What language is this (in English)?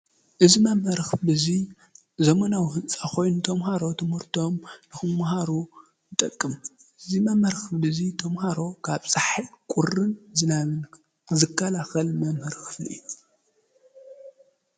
Tigrinya